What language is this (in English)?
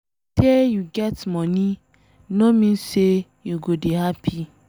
Nigerian Pidgin